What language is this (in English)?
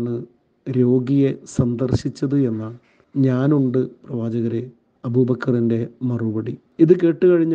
Malayalam